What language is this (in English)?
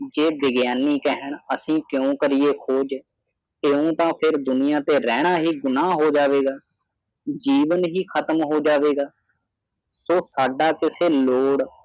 Punjabi